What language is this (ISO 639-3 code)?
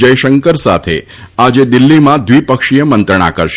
guj